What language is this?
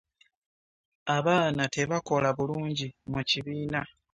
Ganda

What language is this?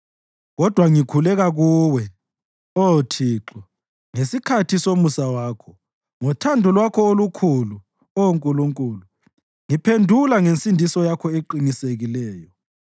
North Ndebele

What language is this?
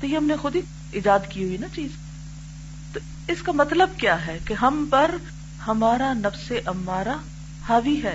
Urdu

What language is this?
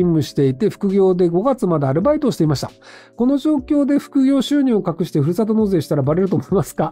Japanese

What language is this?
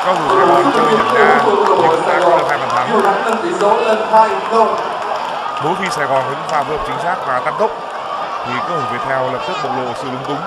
Vietnamese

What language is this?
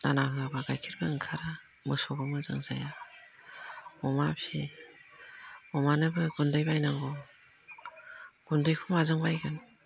Bodo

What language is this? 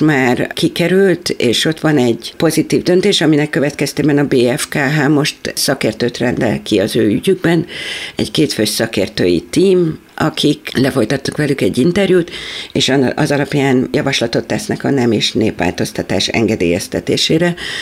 Hungarian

